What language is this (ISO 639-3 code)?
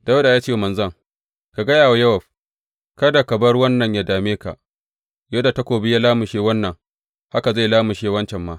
hau